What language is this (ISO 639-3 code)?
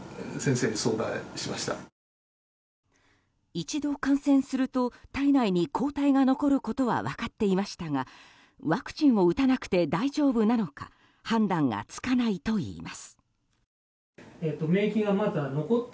jpn